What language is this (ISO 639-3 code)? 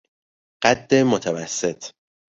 fas